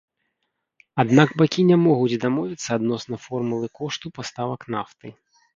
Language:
Belarusian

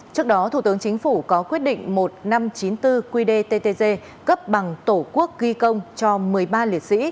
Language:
Vietnamese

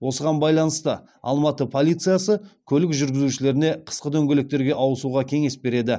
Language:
Kazakh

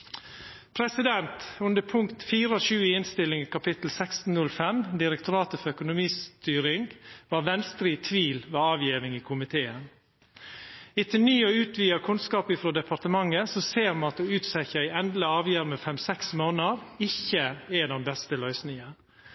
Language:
Norwegian Nynorsk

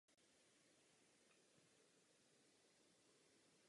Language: Czech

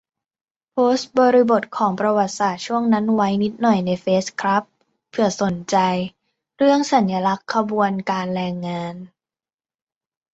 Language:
Thai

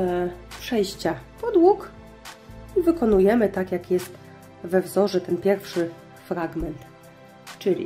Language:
Polish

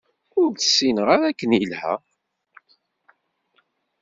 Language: Kabyle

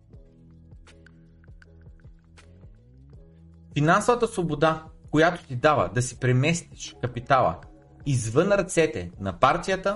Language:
Bulgarian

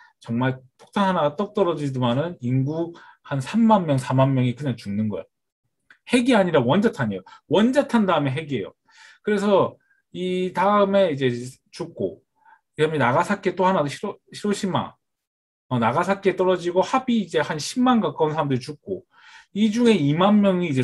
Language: Korean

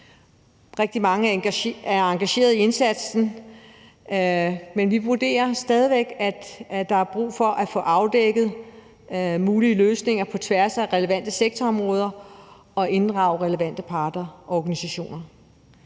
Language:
Danish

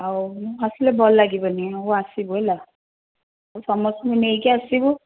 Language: Odia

